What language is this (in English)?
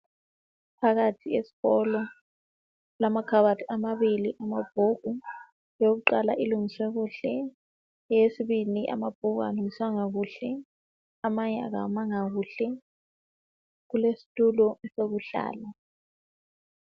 North Ndebele